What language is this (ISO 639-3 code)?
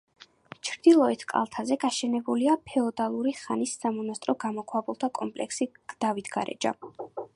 kat